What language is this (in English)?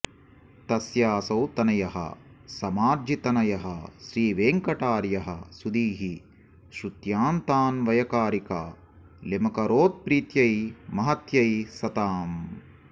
Sanskrit